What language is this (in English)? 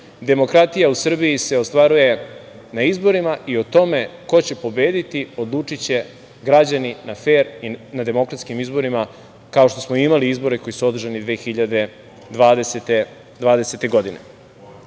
Serbian